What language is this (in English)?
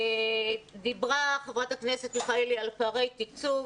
Hebrew